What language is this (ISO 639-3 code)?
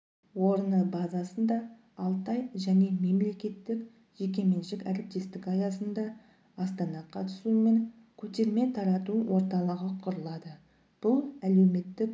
kaz